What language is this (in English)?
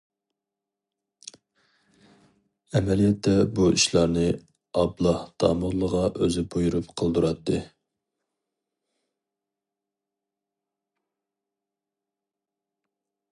Uyghur